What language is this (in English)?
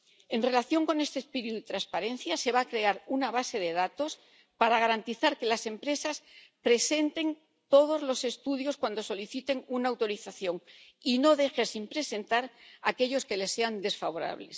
Spanish